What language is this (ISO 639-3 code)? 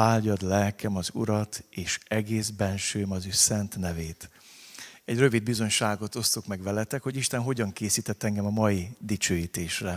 hun